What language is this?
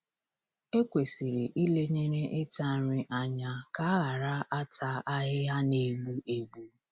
Igbo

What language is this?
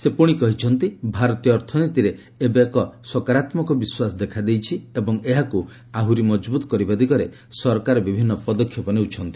Odia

